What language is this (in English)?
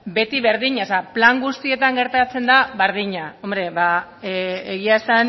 Basque